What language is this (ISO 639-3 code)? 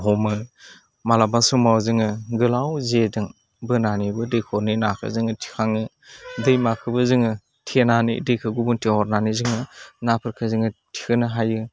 brx